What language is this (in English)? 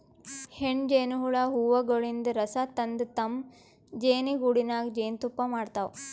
Kannada